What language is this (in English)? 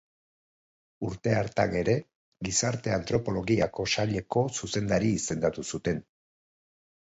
Basque